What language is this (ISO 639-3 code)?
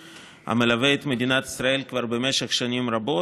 heb